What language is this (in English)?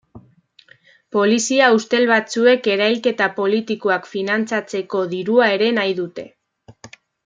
Basque